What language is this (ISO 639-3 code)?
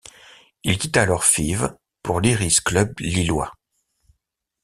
fra